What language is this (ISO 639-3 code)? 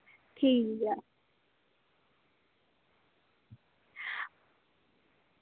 doi